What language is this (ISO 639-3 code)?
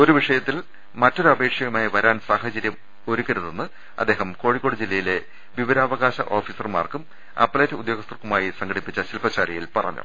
mal